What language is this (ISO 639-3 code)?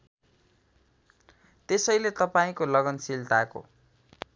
nep